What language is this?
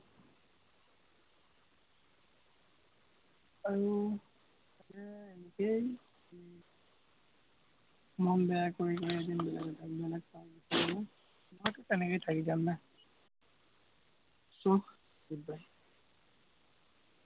Assamese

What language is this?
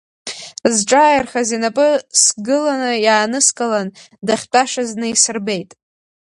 Abkhazian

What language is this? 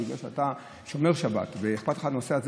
Hebrew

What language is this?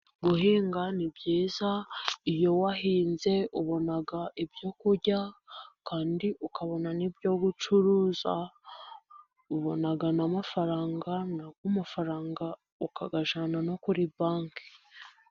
Kinyarwanda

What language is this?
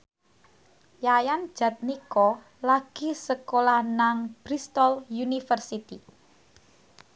Javanese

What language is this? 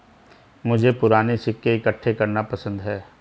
Hindi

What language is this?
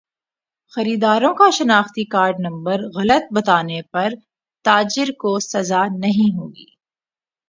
Urdu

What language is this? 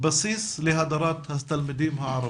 Hebrew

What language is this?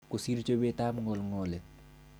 Kalenjin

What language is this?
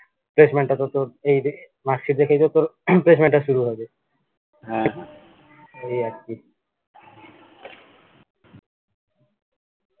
Bangla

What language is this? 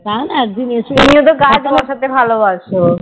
Bangla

